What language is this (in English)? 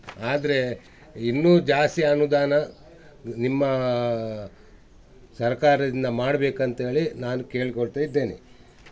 Kannada